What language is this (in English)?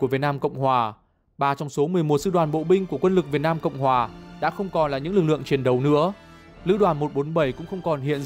Vietnamese